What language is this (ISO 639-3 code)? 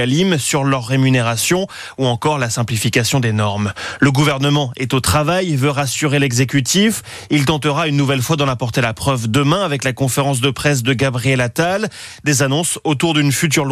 fra